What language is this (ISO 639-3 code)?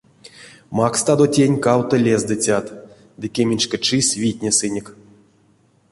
myv